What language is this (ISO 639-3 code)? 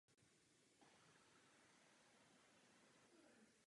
ces